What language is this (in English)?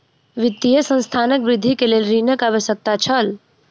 Maithili